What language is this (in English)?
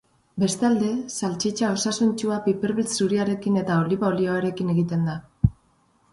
Basque